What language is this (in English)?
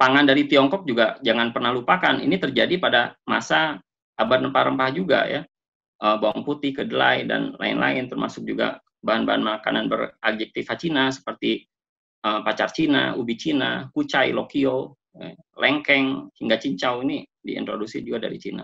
Indonesian